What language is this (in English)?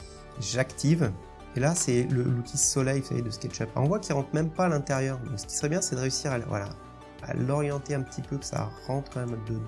French